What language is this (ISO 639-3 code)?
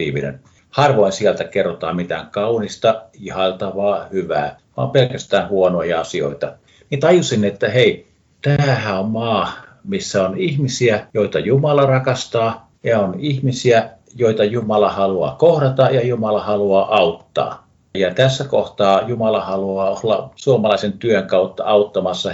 fin